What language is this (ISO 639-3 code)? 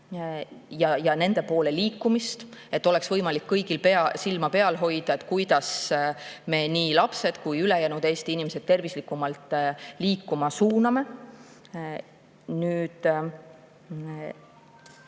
est